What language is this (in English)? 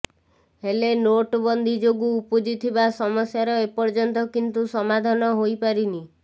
Odia